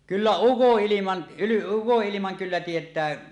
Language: Finnish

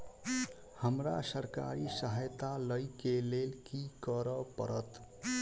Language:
Maithili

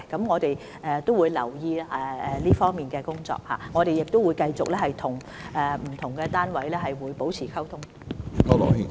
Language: Cantonese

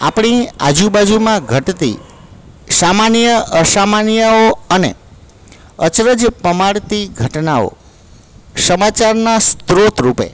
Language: Gujarati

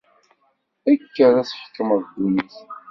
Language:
Kabyle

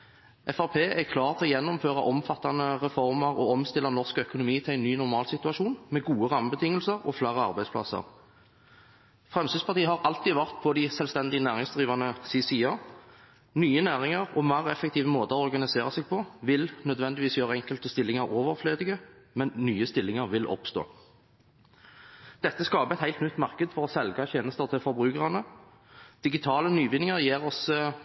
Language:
Norwegian Bokmål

